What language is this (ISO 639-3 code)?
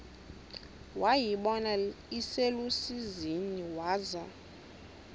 xho